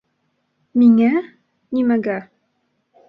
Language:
Bashkir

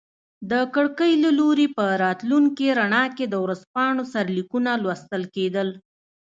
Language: Pashto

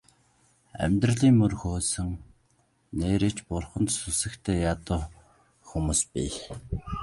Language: Mongolian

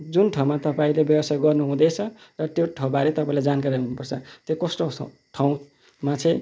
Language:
Nepali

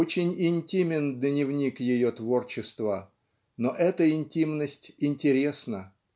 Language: Russian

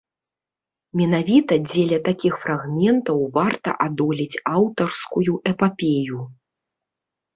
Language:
Belarusian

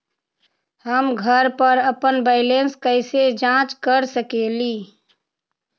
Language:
Magahi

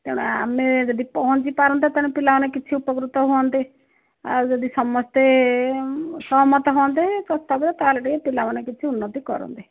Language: Odia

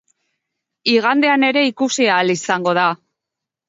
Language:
Basque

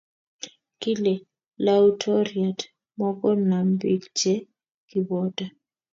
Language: Kalenjin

